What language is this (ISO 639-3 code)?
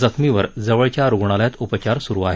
mar